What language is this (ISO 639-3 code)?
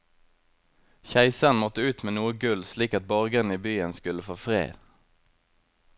nor